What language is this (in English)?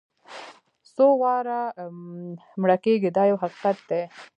Pashto